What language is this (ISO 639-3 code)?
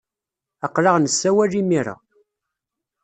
kab